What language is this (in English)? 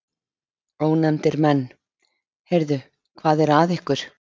Icelandic